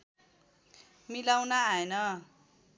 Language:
Nepali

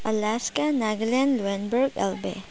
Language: Manipuri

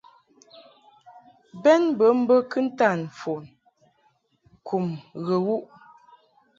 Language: Mungaka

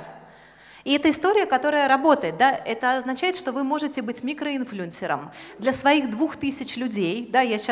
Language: Russian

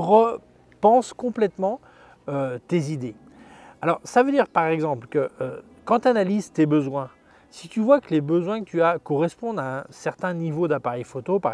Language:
French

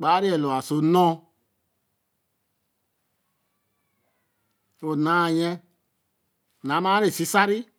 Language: Eleme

